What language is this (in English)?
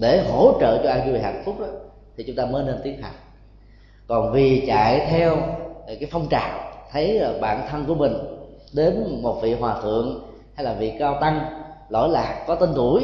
Vietnamese